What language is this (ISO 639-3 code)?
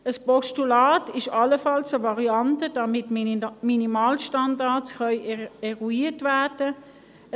gsw